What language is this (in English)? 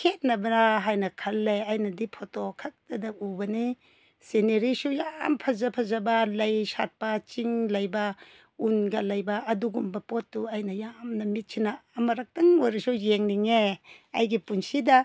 Manipuri